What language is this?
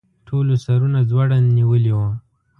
Pashto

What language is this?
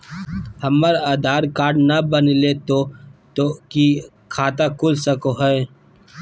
Magahi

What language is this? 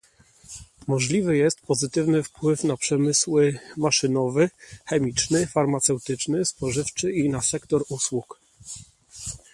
Polish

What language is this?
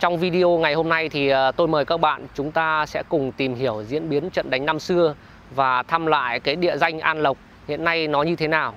Vietnamese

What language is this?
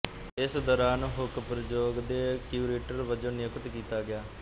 Punjabi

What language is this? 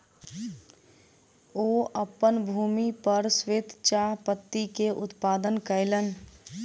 Maithili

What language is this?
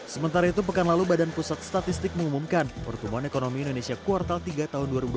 Indonesian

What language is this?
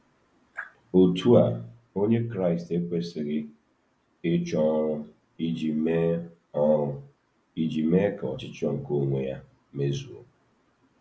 Igbo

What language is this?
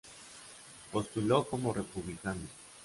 Spanish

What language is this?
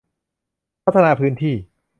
Thai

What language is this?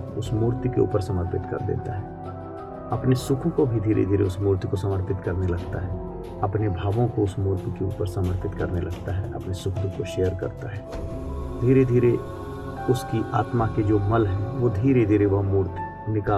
Hindi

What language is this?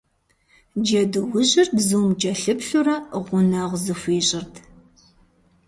Kabardian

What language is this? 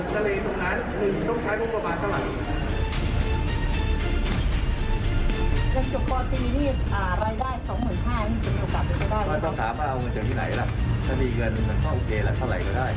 Thai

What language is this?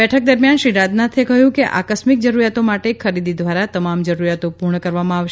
Gujarati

